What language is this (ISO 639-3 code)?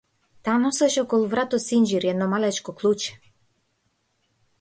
mkd